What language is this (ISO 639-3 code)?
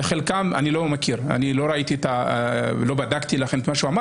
heb